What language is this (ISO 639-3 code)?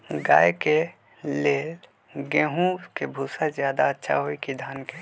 mag